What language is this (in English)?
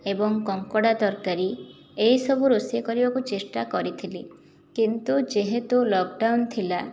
Odia